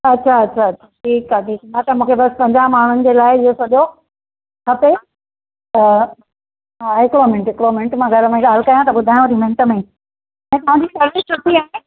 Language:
Sindhi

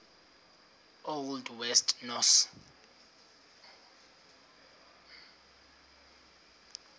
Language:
Xhosa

